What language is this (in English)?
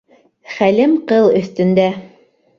Bashkir